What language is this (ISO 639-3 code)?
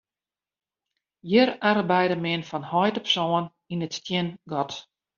fry